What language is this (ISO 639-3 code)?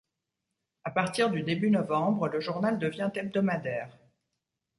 fra